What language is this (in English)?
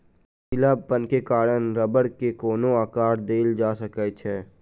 Maithili